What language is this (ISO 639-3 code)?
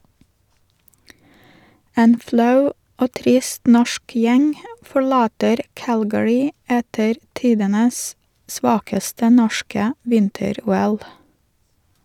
nor